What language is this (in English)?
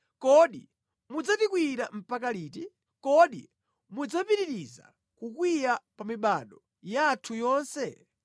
Nyanja